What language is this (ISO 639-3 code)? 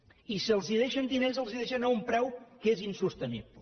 cat